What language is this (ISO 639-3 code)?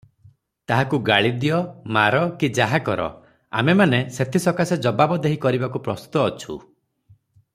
ori